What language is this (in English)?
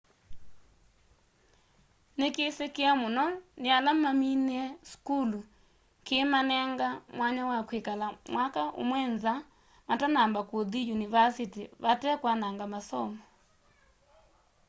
Kamba